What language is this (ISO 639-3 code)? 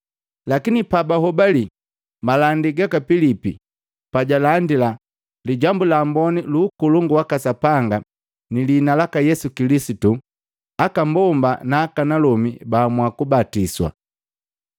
mgv